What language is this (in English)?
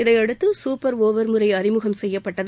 Tamil